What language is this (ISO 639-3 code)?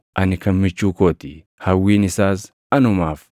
orm